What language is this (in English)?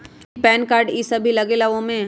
Magahi